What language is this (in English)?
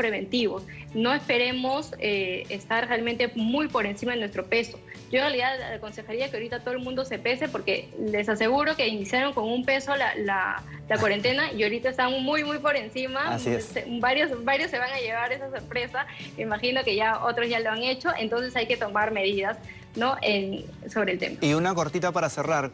Spanish